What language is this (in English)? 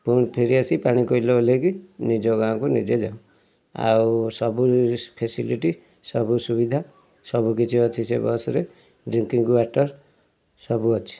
Odia